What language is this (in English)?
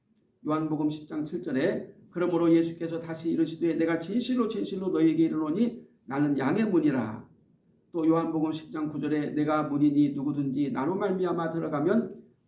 Korean